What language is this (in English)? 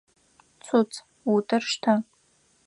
Adyghe